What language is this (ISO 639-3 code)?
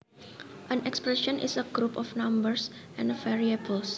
jav